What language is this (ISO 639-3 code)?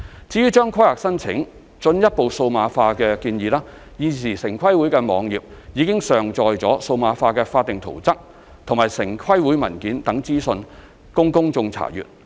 yue